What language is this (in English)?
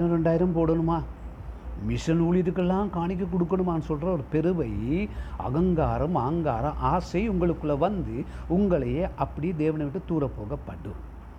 Tamil